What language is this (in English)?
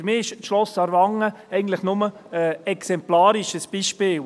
Swiss German